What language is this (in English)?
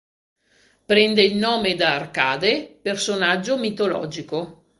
Italian